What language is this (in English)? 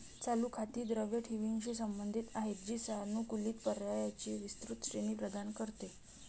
Marathi